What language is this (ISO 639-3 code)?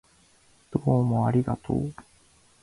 jpn